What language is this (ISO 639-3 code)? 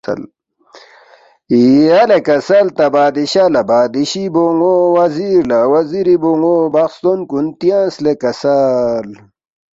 bft